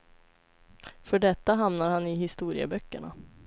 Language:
Swedish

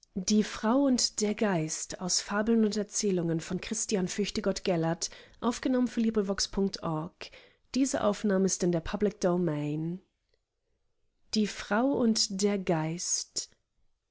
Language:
German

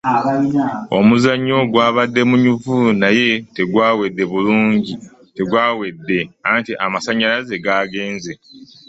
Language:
Ganda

